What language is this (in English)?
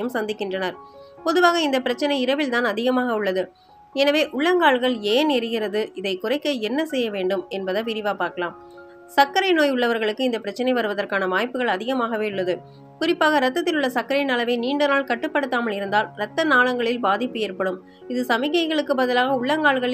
Tamil